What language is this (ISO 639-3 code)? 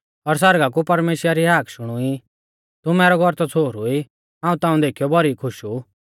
bfz